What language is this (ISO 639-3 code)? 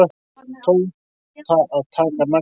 isl